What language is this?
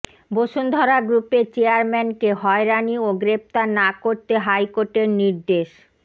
Bangla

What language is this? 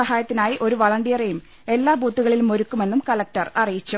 Malayalam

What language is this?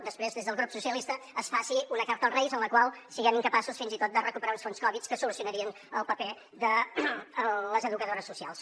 Catalan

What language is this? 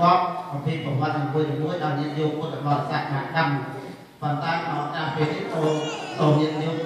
Thai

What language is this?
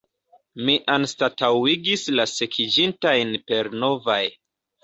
Esperanto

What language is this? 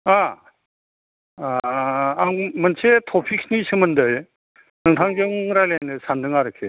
Bodo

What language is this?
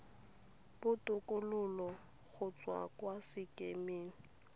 Tswana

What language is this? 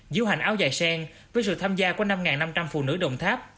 Vietnamese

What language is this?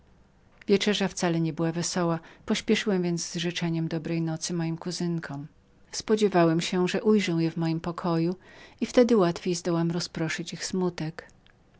Polish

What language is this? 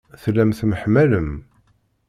Kabyle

